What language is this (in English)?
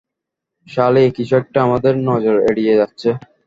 Bangla